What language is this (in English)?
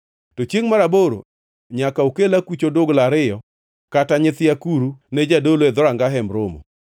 Luo (Kenya and Tanzania)